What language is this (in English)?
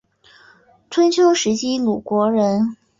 Chinese